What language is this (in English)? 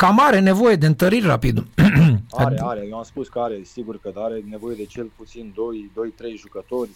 Romanian